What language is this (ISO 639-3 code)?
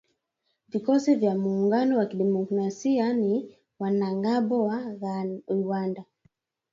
swa